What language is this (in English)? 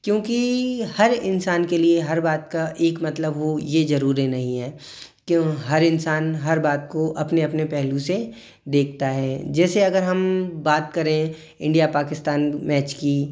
Hindi